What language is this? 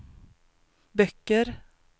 Swedish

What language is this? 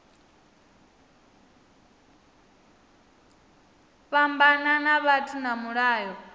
Venda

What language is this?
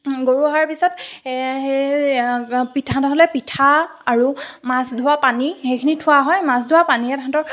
Assamese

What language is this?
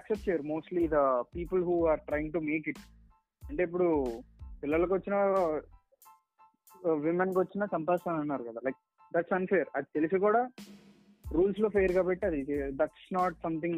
Telugu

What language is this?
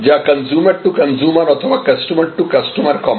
Bangla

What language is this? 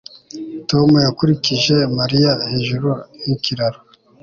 Kinyarwanda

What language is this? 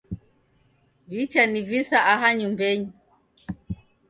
Taita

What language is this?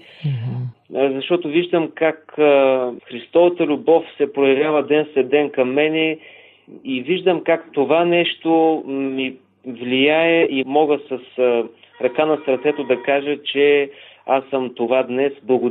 Bulgarian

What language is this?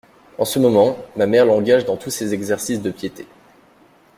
French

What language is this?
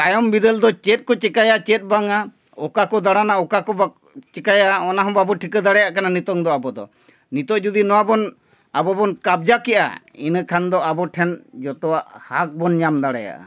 Santali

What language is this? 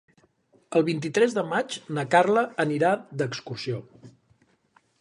Catalan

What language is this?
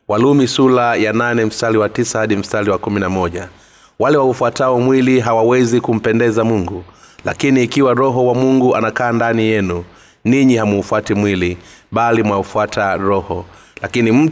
Swahili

